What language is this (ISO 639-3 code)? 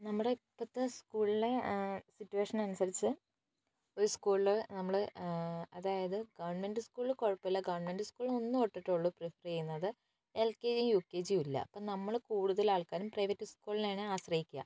mal